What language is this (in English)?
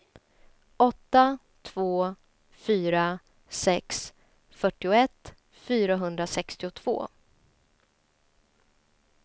Swedish